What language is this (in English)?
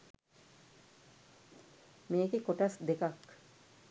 Sinhala